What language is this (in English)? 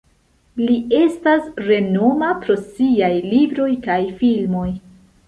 Esperanto